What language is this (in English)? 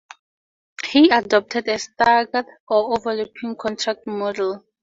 English